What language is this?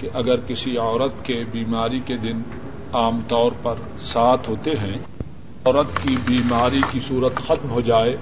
Urdu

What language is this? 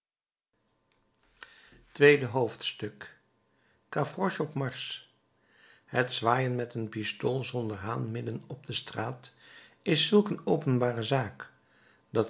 Dutch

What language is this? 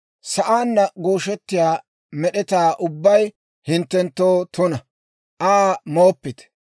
Dawro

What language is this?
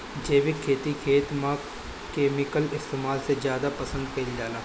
Bhojpuri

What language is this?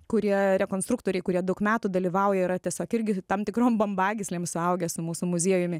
Lithuanian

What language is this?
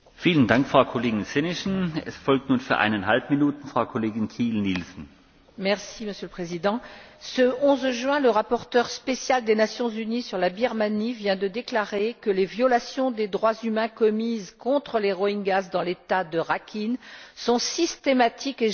French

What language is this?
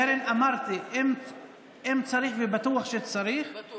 Hebrew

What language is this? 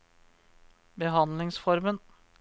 Norwegian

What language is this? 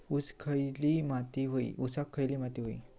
Marathi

